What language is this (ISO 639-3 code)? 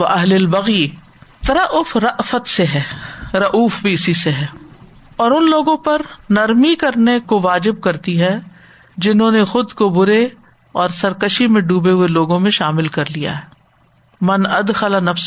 urd